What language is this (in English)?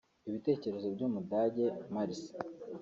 Kinyarwanda